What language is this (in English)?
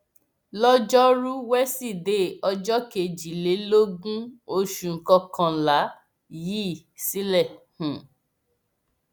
Yoruba